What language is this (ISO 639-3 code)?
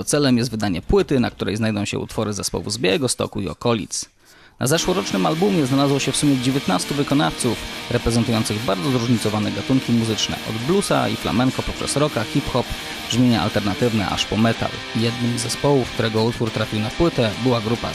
pol